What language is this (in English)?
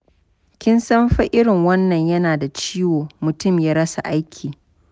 Hausa